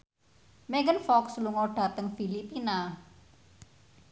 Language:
Javanese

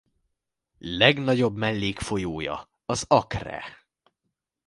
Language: Hungarian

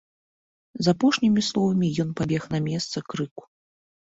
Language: Belarusian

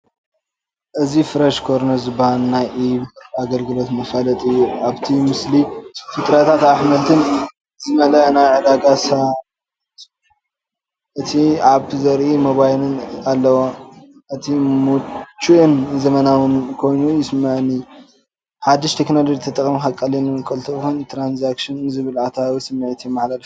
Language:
Tigrinya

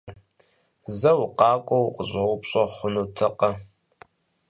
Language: Kabardian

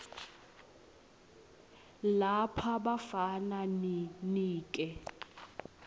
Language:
Swati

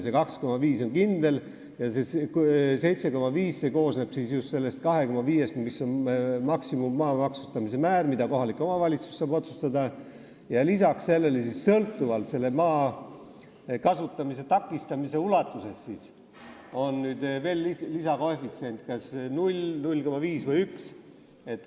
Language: Estonian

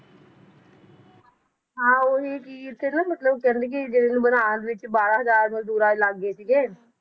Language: Punjabi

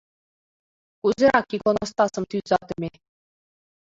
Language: Mari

